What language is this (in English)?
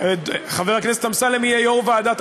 Hebrew